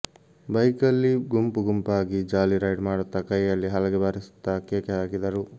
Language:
Kannada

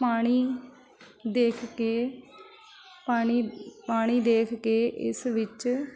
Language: Punjabi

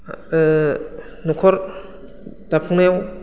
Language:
Bodo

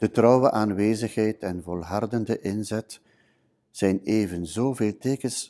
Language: Dutch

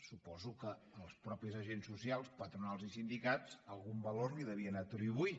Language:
Catalan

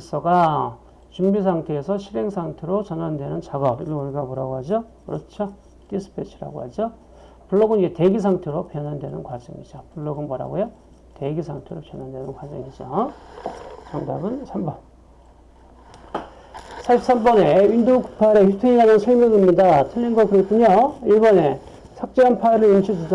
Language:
Korean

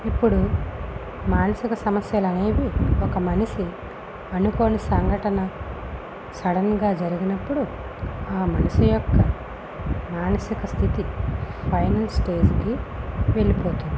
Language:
Telugu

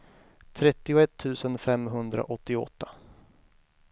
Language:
Swedish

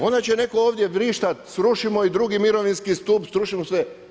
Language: Croatian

